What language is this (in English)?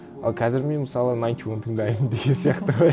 Kazakh